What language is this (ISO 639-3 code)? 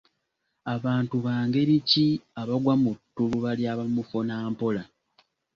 lug